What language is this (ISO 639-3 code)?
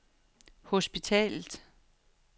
dan